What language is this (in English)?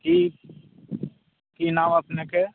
Maithili